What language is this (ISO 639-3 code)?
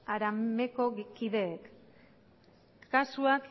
eus